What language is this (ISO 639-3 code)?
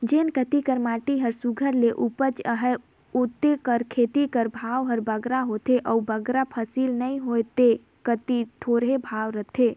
hne